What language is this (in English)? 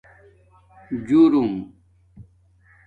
Domaaki